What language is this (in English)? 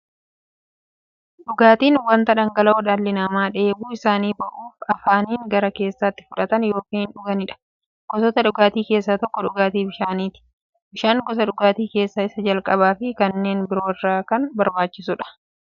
Oromo